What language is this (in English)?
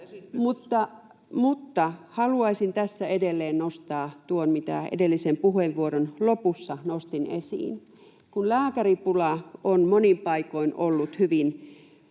Finnish